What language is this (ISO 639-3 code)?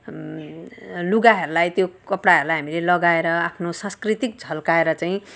nep